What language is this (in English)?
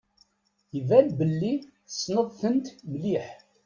Kabyle